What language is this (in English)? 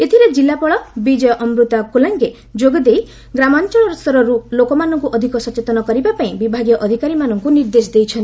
Odia